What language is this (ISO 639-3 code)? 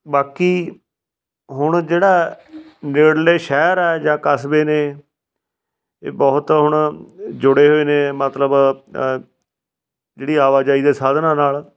pan